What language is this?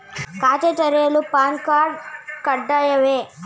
Kannada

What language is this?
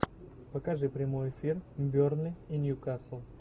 Russian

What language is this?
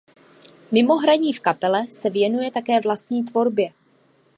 Czech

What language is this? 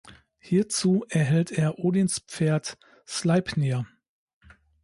German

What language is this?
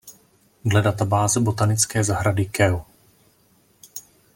Czech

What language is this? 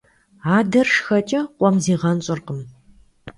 Kabardian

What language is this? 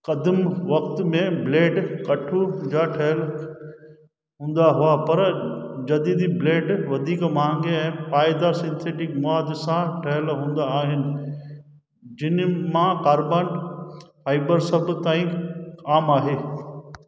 Sindhi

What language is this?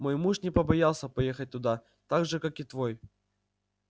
Russian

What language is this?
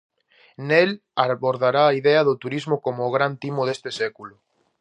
Galician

